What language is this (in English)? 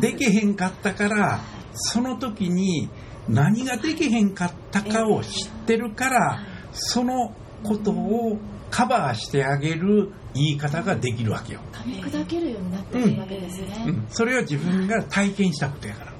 Japanese